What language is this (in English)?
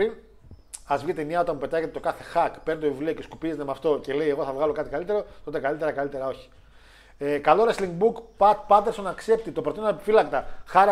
Greek